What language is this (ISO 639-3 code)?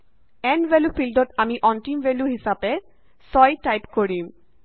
asm